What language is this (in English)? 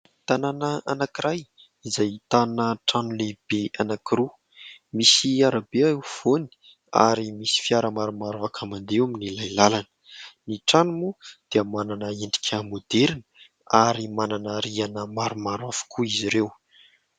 Malagasy